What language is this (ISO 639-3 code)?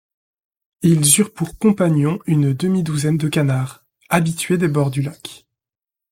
fra